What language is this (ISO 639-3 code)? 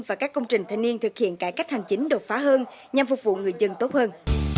vie